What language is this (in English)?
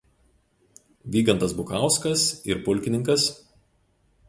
Lithuanian